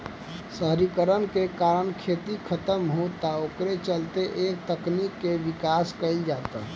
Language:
Bhojpuri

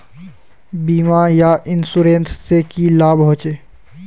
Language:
Magahi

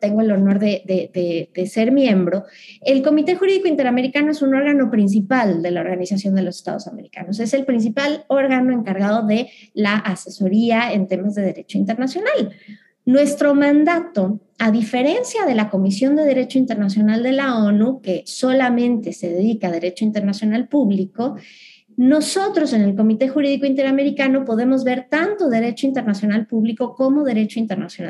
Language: Spanish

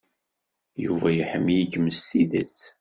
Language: Kabyle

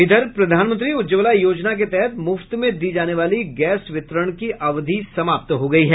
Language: Hindi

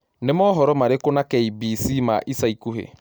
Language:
Kikuyu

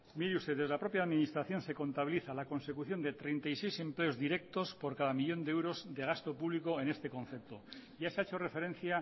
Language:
Spanish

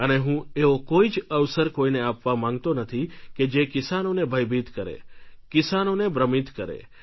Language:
Gujarati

